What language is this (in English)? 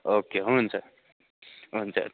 Nepali